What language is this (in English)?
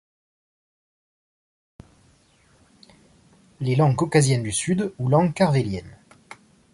French